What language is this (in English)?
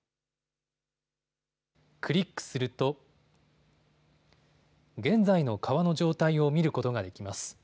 Japanese